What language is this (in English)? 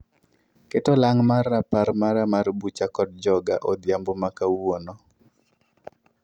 Luo (Kenya and Tanzania)